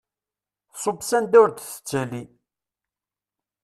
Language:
Kabyle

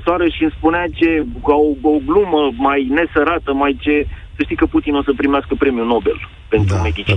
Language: Romanian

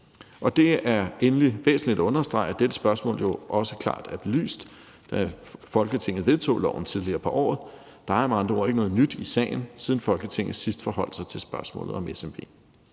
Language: Danish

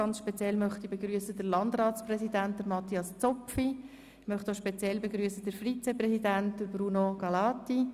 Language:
Swiss German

